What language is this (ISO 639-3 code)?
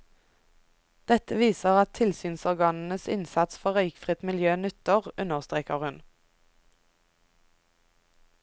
nor